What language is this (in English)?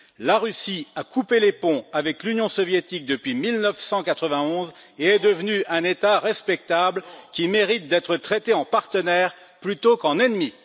French